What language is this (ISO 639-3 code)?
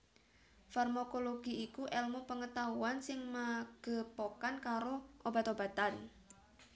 jav